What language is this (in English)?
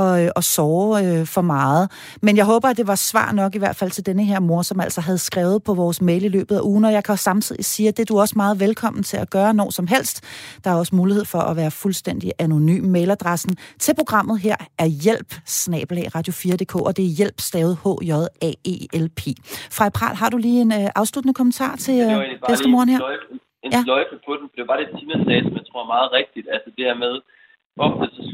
Danish